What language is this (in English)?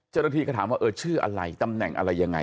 Thai